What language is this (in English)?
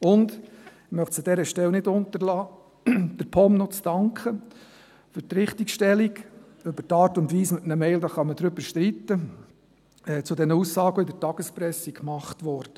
Swiss German